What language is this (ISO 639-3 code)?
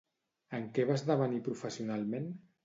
cat